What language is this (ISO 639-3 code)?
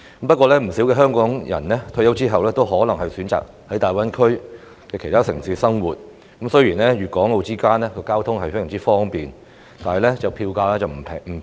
yue